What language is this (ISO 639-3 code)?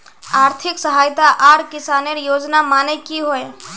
mag